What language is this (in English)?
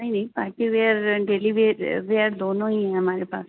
Urdu